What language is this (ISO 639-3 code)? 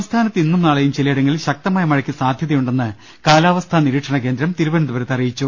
mal